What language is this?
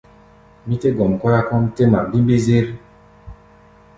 Gbaya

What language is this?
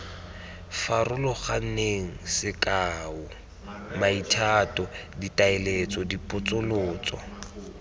Tswana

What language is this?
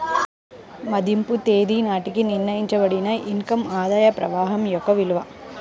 Telugu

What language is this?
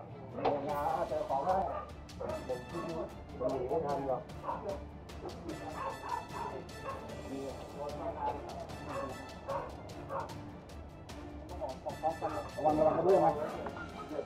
Thai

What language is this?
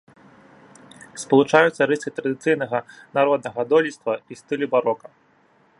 Belarusian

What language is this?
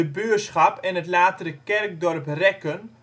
Dutch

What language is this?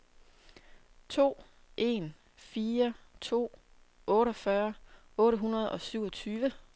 Danish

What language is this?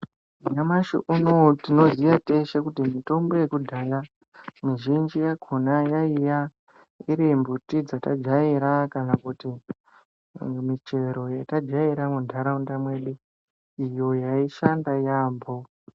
Ndau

